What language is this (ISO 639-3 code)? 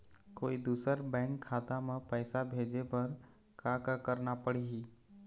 hne